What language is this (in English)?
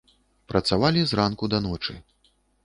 Belarusian